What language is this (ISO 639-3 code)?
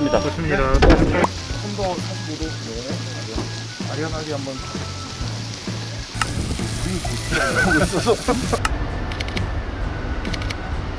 kor